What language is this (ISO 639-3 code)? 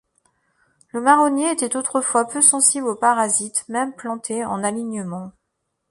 fra